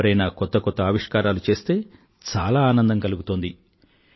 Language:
Telugu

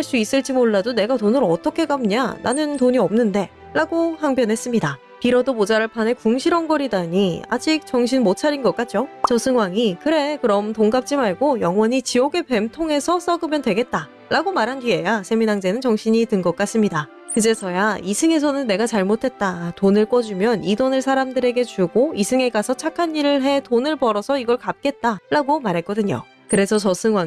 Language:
Korean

